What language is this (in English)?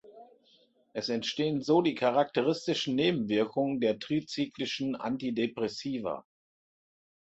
German